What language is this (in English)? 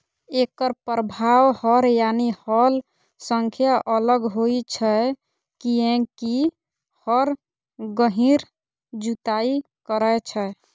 Maithili